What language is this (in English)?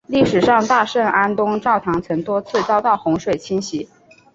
Chinese